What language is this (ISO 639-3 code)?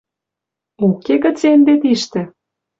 mrj